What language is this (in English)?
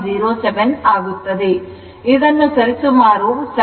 Kannada